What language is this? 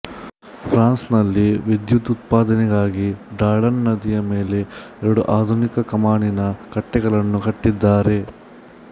Kannada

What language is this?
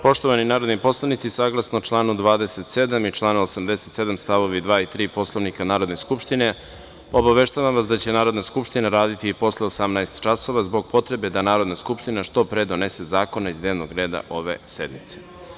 Serbian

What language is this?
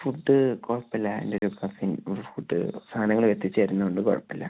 Malayalam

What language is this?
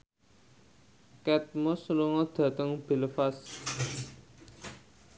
Javanese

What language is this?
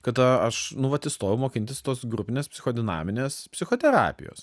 Lithuanian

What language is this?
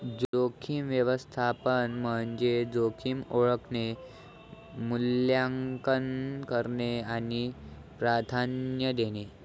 Marathi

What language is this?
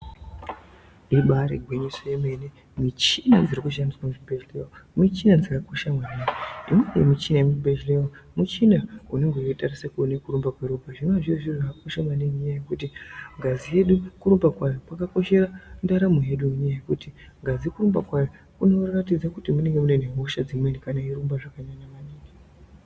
Ndau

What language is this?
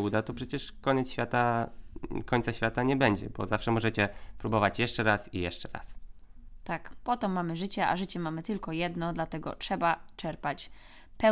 Polish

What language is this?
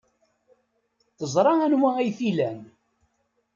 Kabyle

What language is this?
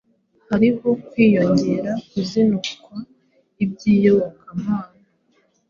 Kinyarwanda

